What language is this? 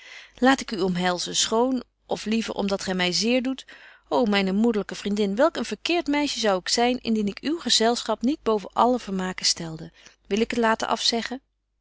Dutch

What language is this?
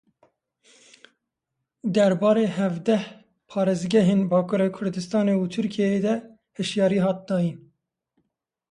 Kurdish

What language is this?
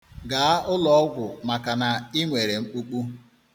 Igbo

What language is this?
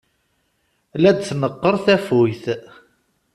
Kabyle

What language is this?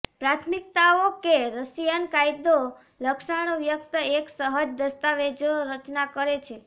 Gujarati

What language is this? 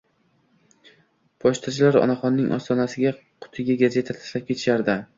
Uzbek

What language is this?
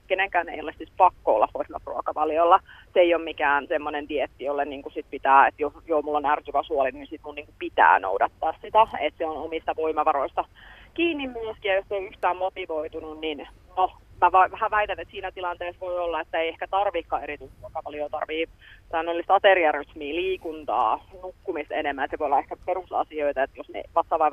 Finnish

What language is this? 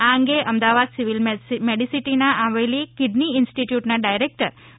Gujarati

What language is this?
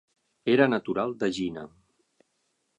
Catalan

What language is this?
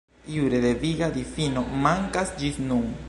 Esperanto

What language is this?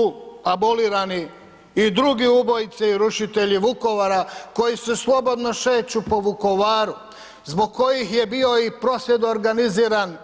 Croatian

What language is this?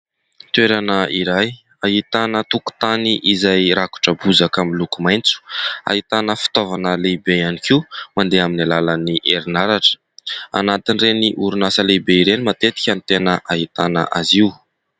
Malagasy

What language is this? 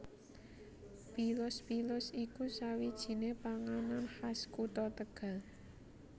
Javanese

